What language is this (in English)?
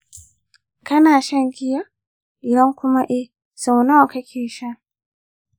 Hausa